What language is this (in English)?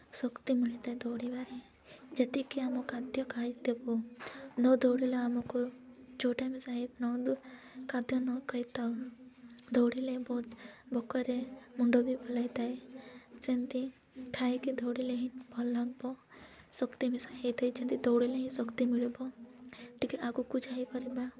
Odia